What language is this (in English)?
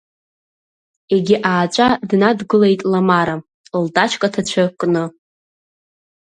Abkhazian